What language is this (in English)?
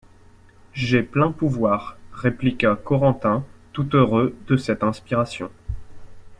French